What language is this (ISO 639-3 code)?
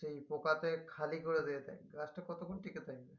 ben